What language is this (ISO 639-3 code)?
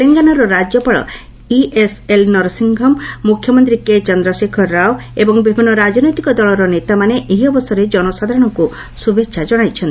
ori